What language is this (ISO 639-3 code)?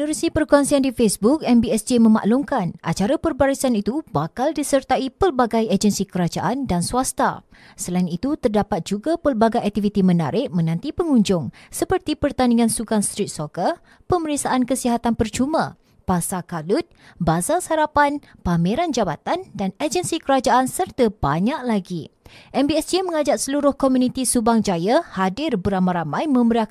msa